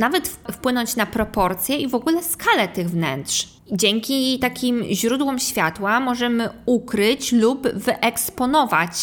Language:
Polish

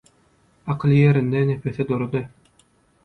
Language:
Turkmen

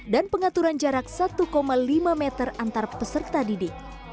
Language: Indonesian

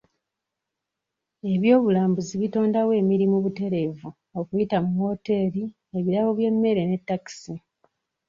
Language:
Ganda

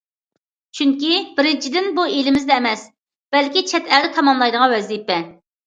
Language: Uyghur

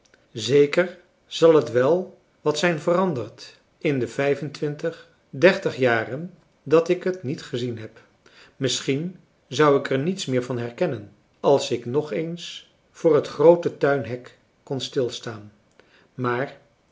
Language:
Dutch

